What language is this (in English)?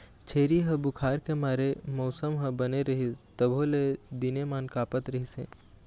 Chhattisgarhi